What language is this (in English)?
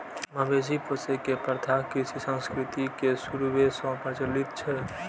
Maithili